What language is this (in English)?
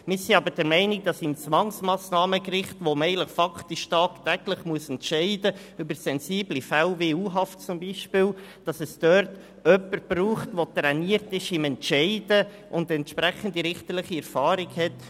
Swiss German